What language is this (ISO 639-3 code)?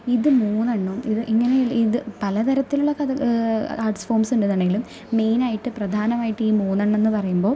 mal